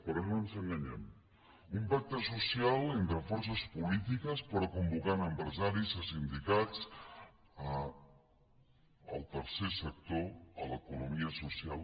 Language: Catalan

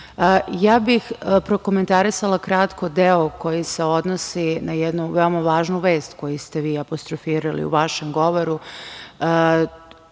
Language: Serbian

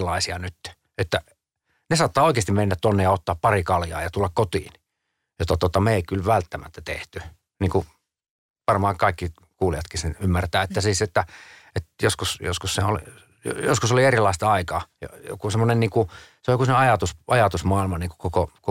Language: Finnish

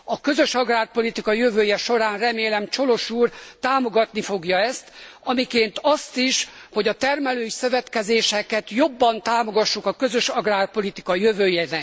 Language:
Hungarian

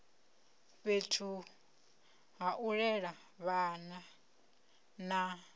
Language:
Venda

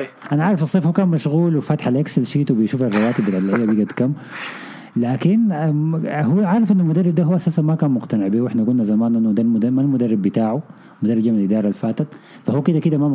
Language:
Arabic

